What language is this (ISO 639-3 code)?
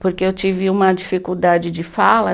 por